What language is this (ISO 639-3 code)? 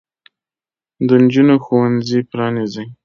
pus